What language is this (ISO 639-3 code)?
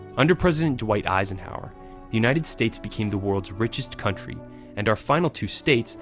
eng